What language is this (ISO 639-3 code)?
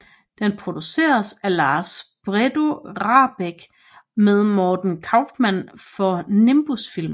dan